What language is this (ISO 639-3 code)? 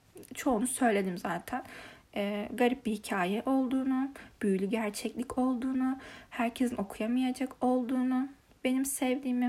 tur